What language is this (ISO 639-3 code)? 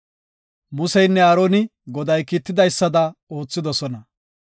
gof